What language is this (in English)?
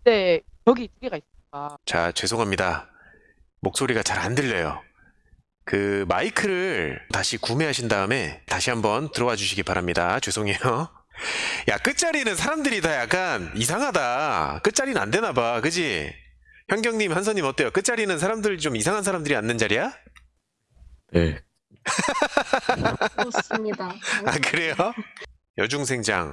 Korean